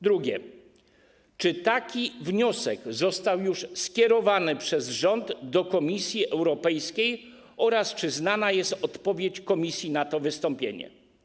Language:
Polish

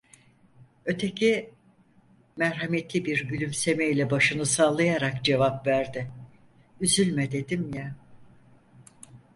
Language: Turkish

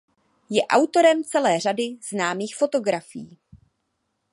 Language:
Czech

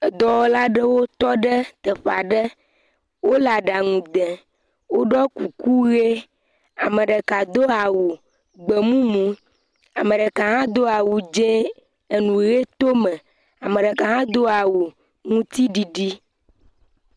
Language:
Ewe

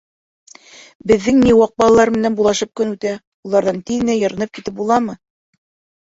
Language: Bashkir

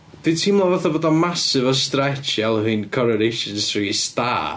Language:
Welsh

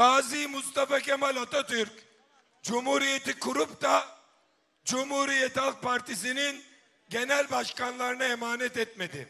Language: Turkish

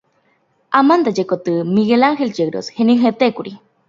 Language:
Guarani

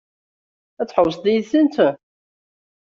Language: Kabyle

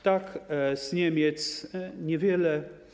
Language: Polish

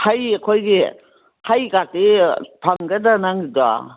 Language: Manipuri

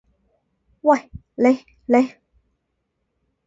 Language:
Cantonese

